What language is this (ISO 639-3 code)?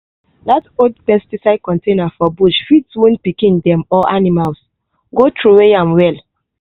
pcm